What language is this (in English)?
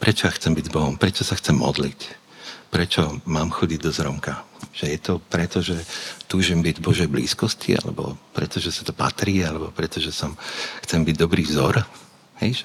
Slovak